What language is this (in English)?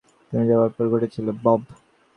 Bangla